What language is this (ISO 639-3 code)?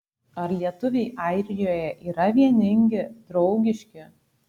lit